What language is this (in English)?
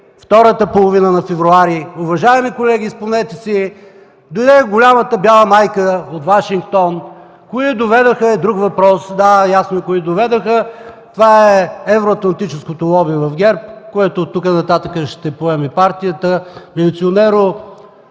Bulgarian